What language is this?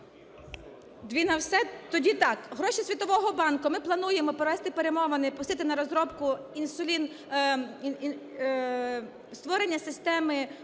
Ukrainian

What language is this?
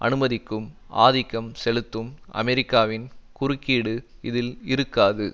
Tamil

